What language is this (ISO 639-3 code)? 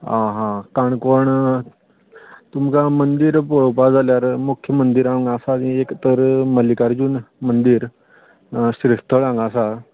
kok